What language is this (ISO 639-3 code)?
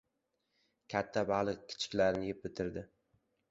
uzb